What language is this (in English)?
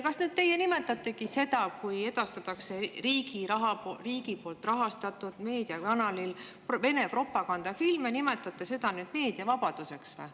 Estonian